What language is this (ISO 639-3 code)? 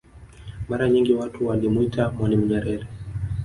swa